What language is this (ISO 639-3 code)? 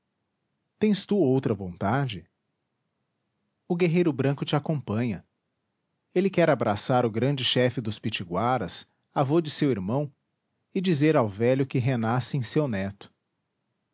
por